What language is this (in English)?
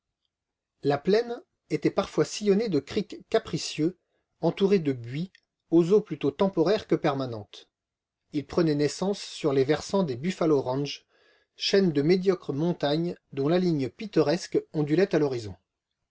French